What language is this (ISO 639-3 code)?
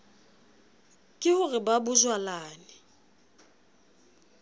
sot